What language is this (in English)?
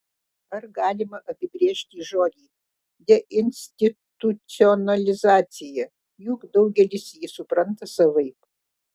Lithuanian